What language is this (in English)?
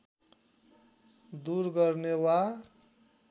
Nepali